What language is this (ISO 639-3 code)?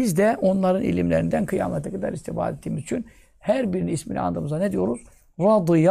tur